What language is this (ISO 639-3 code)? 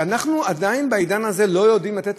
heb